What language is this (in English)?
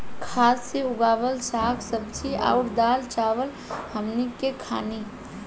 Bhojpuri